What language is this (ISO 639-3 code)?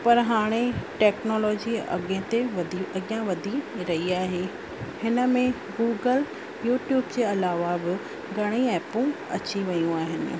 snd